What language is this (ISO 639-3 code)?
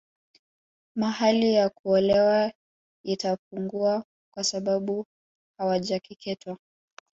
swa